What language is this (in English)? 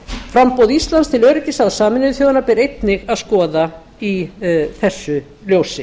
Icelandic